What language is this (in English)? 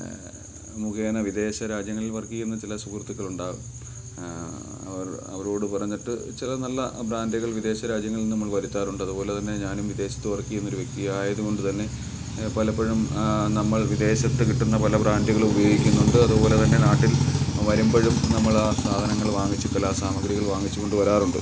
Malayalam